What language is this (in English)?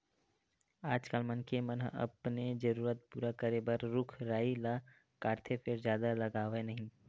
Chhattisgarhi